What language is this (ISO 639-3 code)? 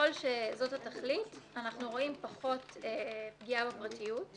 heb